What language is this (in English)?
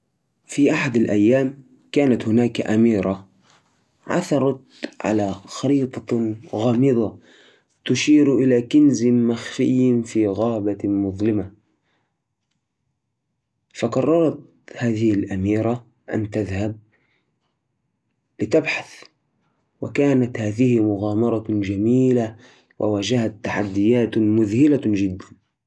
Najdi Arabic